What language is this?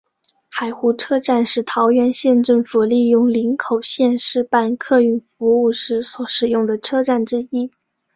Chinese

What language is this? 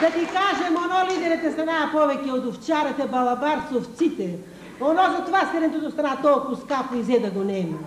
Bulgarian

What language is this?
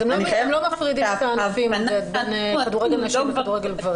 Hebrew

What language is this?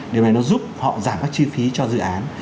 Vietnamese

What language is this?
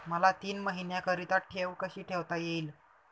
Marathi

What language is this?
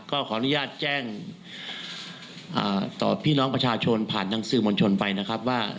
Thai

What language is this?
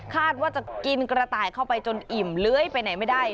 Thai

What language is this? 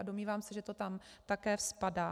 Czech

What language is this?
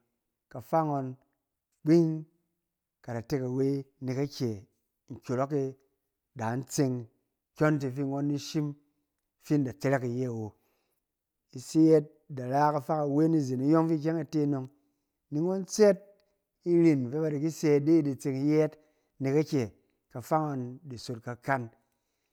Cen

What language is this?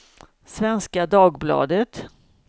Swedish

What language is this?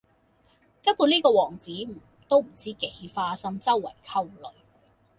Cantonese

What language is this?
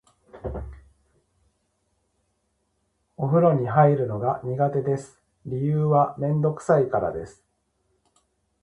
Japanese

